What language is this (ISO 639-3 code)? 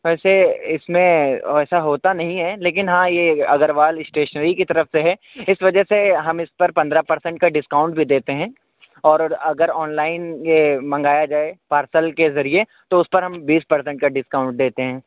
urd